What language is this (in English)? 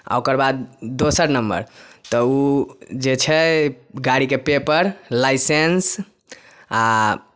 Maithili